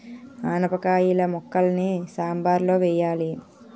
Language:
Telugu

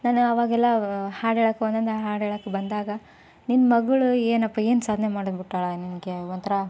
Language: Kannada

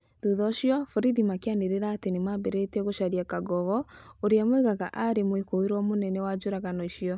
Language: Kikuyu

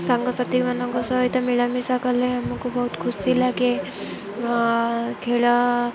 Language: Odia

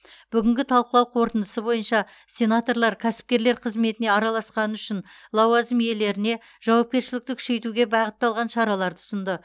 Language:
Kazakh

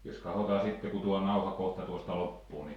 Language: Finnish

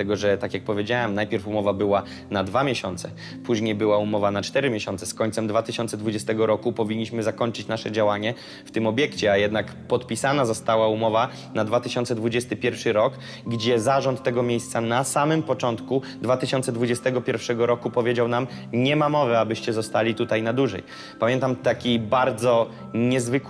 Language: Polish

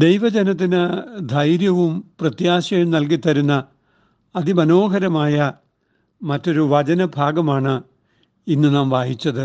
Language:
Malayalam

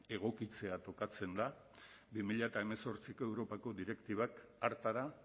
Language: Basque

